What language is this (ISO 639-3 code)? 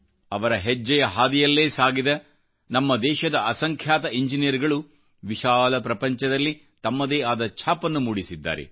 kan